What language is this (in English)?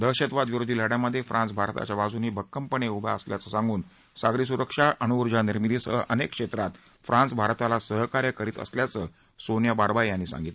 Marathi